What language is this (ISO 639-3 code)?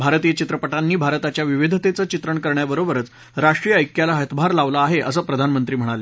mar